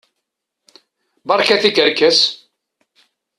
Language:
Kabyle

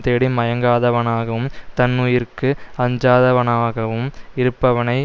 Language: Tamil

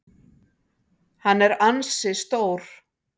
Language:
Icelandic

